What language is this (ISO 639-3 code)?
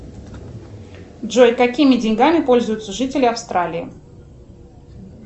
rus